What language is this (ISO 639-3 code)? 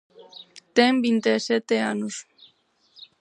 glg